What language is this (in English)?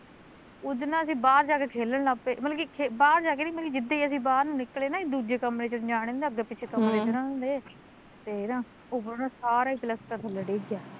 Punjabi